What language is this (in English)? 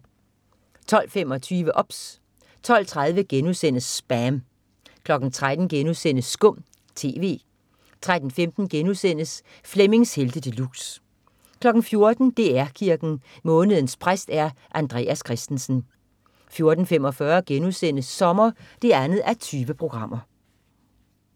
Danish